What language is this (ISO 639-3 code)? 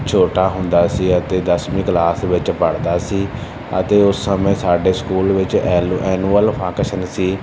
pan